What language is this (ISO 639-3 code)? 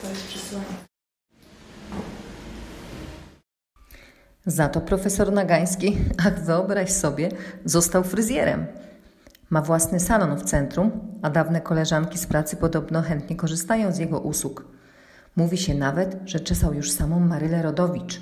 pol